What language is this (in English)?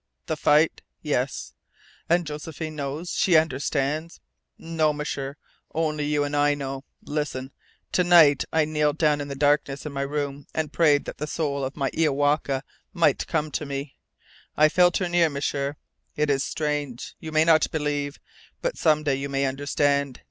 English